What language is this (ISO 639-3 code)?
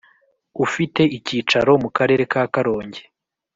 kin